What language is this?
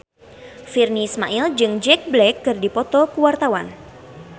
Sundanese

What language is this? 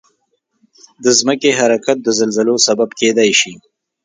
Pashto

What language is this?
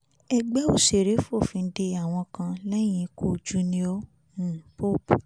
Yoruba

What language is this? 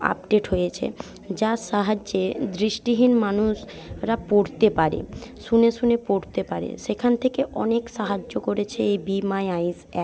Bangla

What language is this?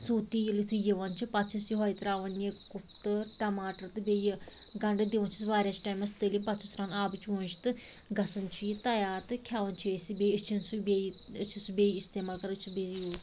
Kashmiri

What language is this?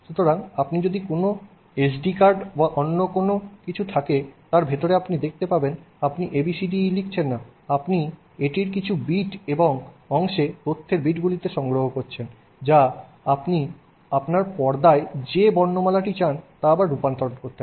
Bangla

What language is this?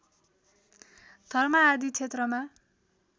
Nepali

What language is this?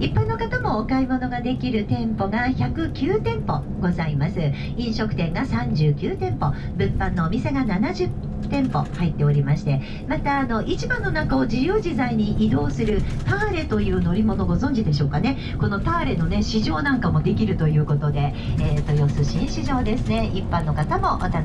Japanese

